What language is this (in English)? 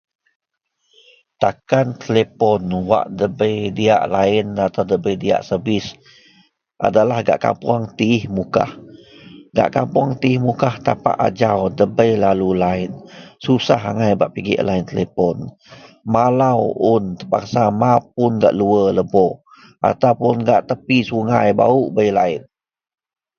Central Melanau